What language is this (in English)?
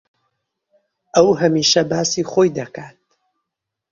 Central Kurdish